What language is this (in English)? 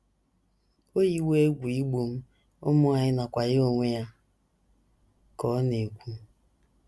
Igbo